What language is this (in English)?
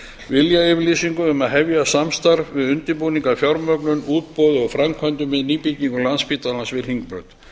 Icelandic